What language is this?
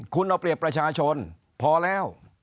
Thai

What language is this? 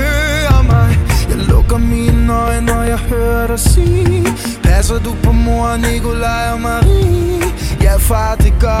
Danish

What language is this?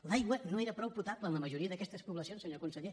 Catalan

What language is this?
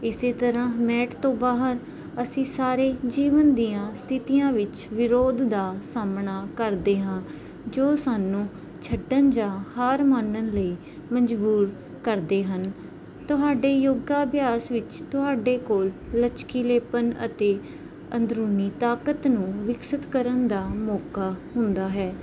Punjabi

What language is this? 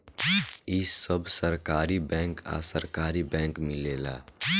Bhojpuri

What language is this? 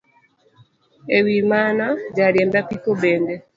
Luo (Kenya and Tanzania)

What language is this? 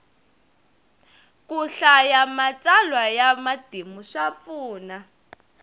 Tsonga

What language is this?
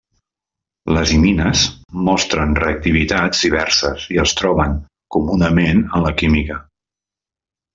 Catalan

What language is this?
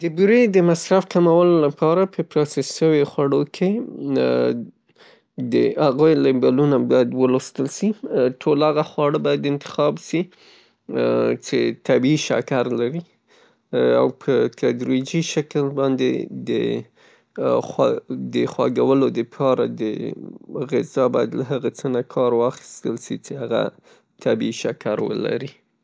Pashto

